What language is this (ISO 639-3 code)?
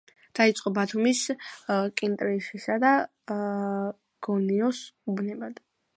kat